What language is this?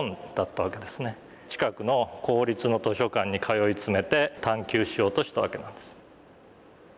Japanese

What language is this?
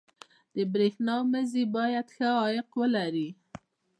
Pashto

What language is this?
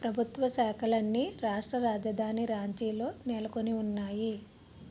Telugu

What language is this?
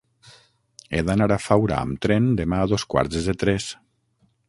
Catalan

